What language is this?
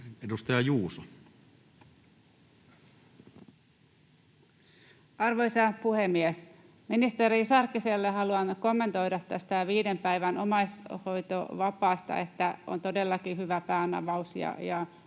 Finnish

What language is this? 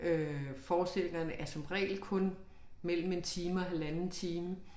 Danish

